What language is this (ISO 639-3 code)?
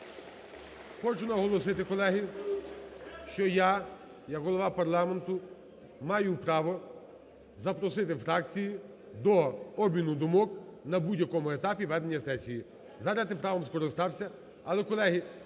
ukr